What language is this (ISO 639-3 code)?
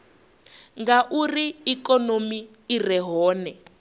ven